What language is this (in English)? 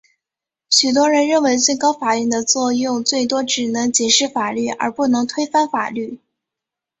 Chinese